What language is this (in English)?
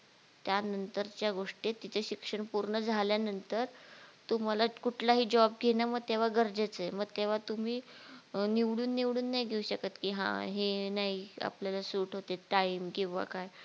Marathi